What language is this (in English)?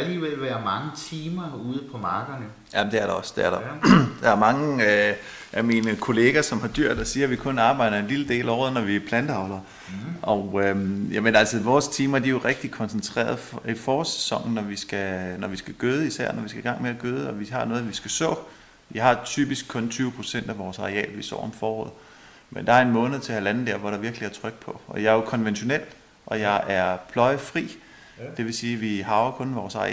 Danish